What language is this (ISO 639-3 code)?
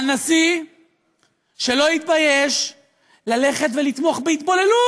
heb